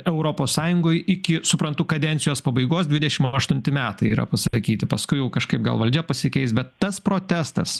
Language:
Lithuanian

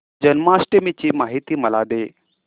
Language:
Marathi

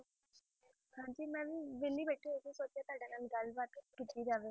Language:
Punjabi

